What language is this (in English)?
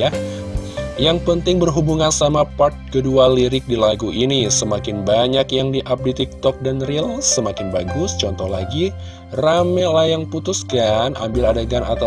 Indonesian